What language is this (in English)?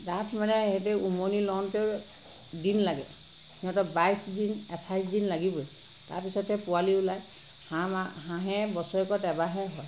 Assamese